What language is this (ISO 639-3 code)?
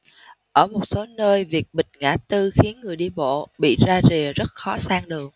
vie